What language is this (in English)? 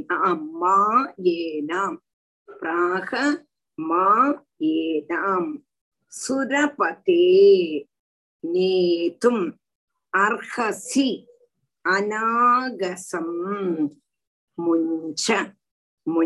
Tamil